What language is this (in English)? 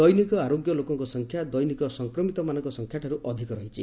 Odia